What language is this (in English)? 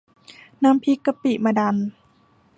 Thai